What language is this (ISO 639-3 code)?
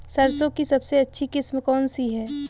hin